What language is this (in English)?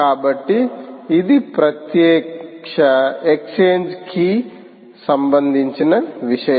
Telugu